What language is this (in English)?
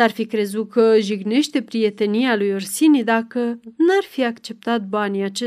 Romanian